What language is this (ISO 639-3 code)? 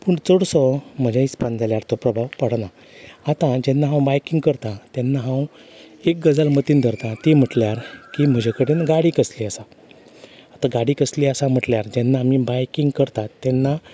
kok